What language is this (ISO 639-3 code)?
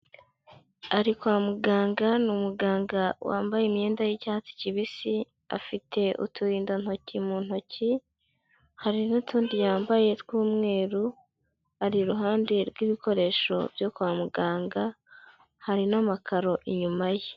kin